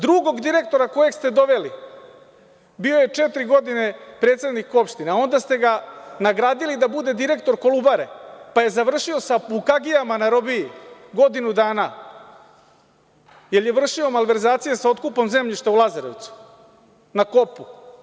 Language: Serbian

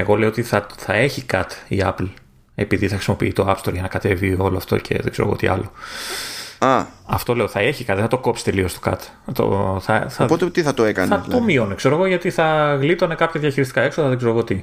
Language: Greek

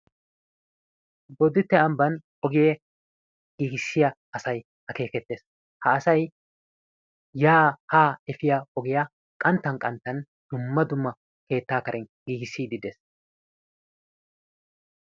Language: Wolaytta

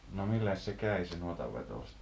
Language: Finnish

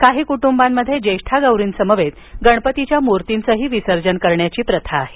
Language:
Marathi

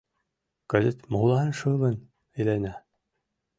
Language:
Mari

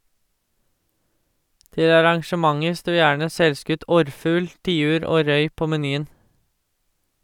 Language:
Norwegian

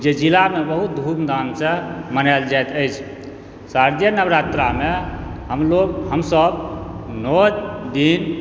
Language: Maithili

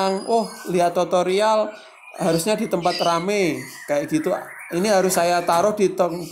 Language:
Indonesian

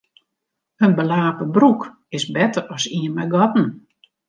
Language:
Western Frisian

